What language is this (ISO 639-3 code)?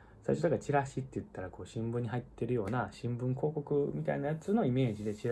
jpn